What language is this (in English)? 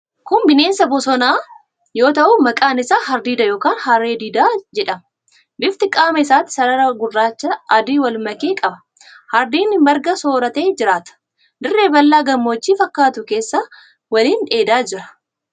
Oromo